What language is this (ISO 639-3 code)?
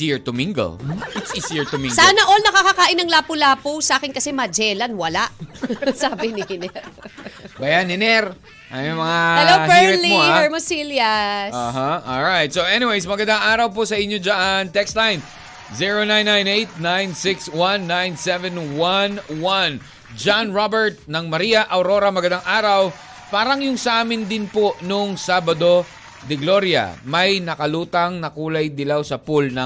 fil